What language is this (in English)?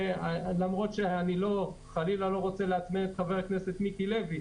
Hebrew